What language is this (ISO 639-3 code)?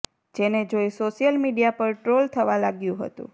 guj